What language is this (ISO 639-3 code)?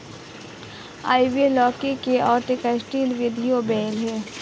hin